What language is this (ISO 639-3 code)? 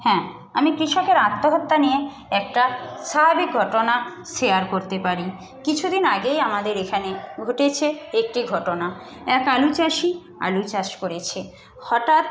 ben